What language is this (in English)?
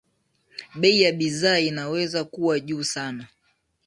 Swahili